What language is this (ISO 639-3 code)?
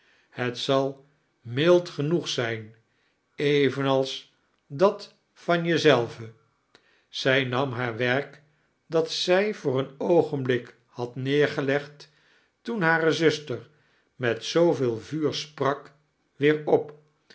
nld